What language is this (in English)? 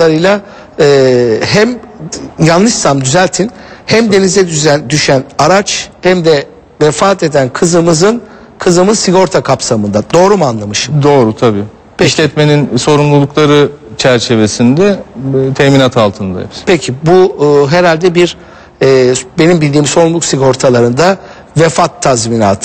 Turkish